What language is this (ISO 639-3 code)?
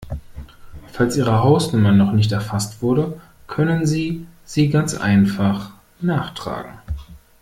deu